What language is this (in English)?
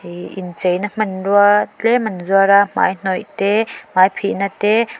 Mizo